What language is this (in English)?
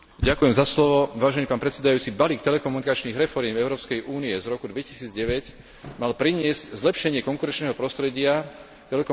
Slovak